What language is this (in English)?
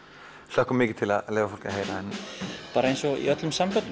Icelandic